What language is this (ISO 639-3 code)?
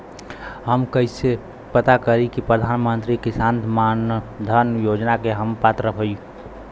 bho